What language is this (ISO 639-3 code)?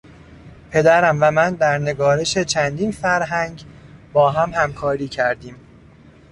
fas